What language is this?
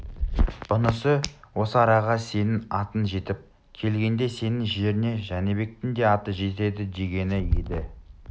Kazakh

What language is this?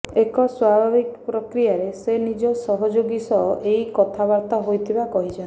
Odia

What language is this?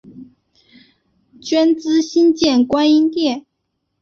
Chinese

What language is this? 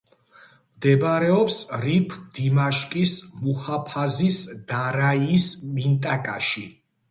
Georgian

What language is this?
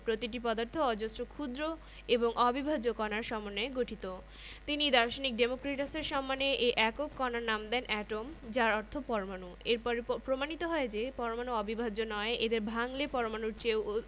Bangla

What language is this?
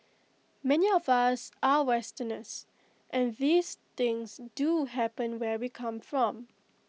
English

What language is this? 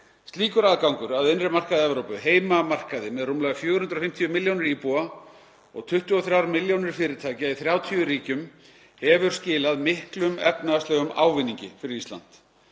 Icelandic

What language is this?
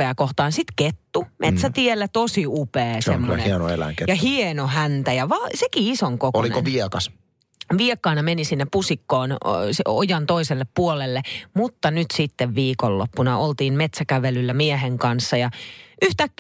Finnish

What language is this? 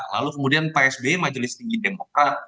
Indonesian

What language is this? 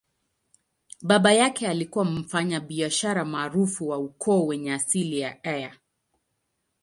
Swahili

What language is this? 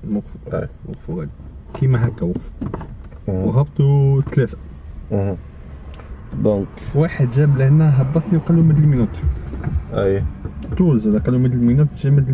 Arabic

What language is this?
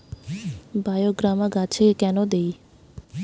Bangla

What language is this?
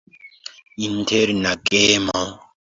Esperanto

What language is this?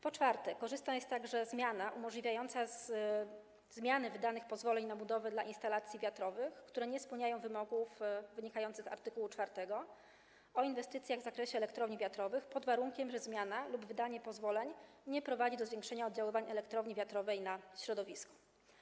Polish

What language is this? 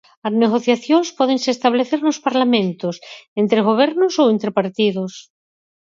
Galician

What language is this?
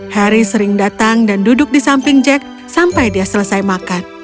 Indonesian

